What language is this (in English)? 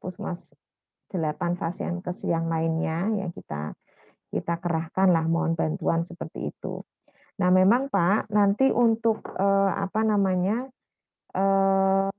Indonesian